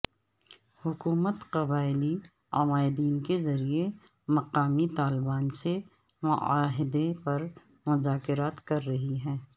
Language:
Urdu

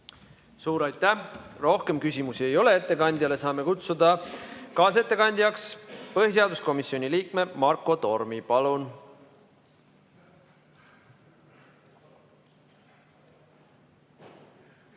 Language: Estonian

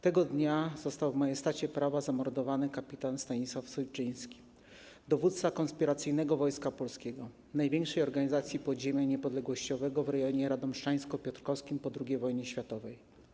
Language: Polish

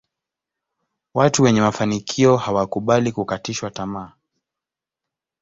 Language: Swahili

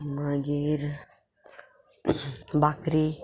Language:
Konkani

